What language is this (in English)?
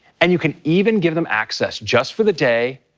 English